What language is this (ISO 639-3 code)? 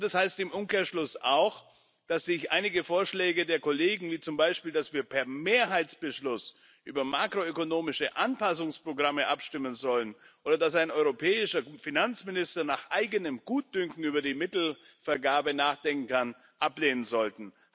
deu